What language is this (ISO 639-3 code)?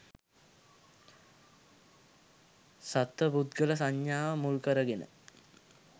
sin